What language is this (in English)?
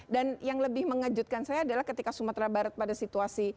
Indonesian